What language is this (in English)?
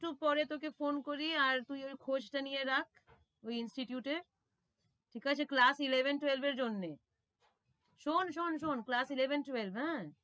Bangla